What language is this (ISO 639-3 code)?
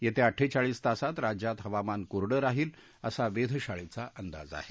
mar